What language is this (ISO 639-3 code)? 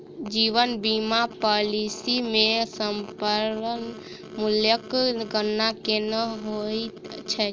mai